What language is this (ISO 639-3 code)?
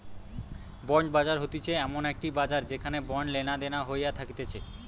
ben